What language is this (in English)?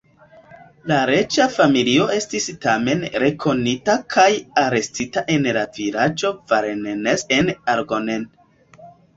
Esperanto